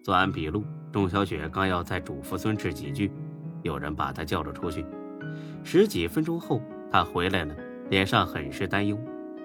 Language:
Chinese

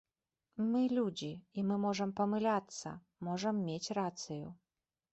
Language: Belarusian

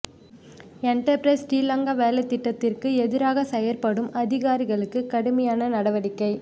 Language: Tamil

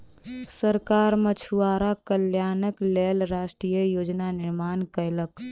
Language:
Maithili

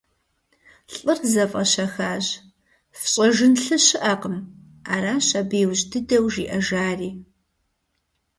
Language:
Kabardian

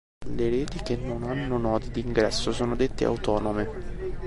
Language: Italian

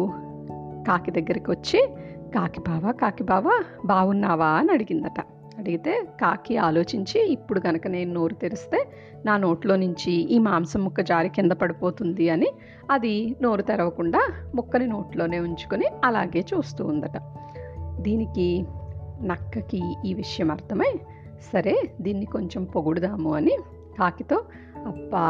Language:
Telugu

